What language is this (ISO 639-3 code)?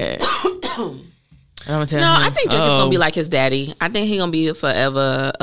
eng